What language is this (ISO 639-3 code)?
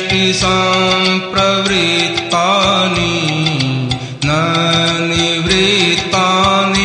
ron